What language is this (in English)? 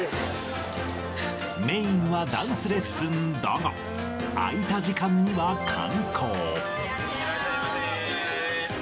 Japanese